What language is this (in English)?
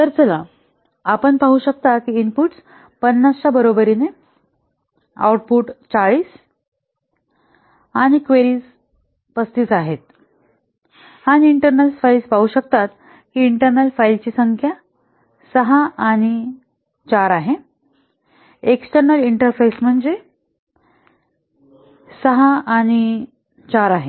Marathi